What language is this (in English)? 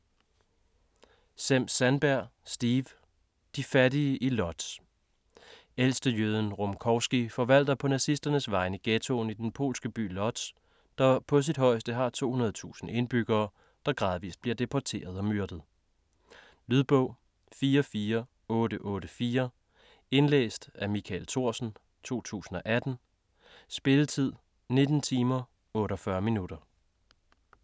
Danish